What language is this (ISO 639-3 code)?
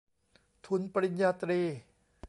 tha